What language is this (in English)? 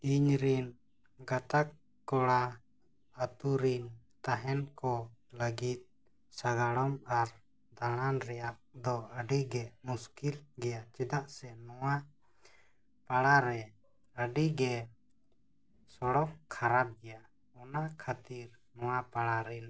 Santali